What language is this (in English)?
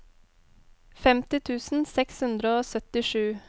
Norwegian